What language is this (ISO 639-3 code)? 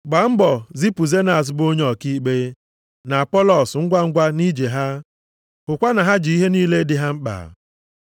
ibo